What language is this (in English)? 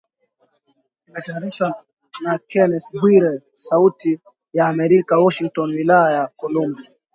Swahili